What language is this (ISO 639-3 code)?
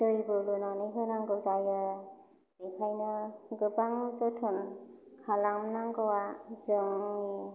brx